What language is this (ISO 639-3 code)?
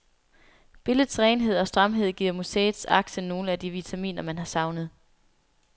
dan